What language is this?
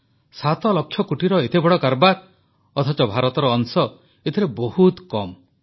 Odia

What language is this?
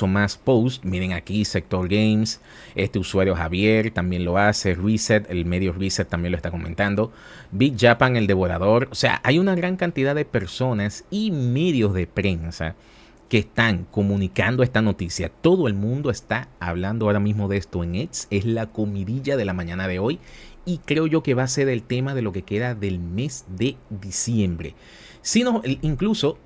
Spanish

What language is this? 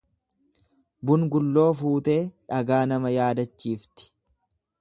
Oromo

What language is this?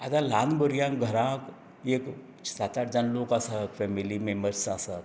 Konkani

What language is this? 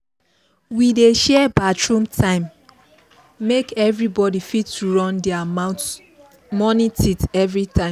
Nigerian Pidgin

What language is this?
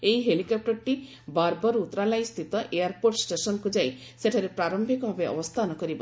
Odia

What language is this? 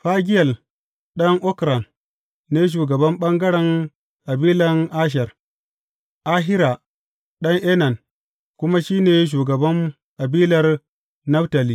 Hausa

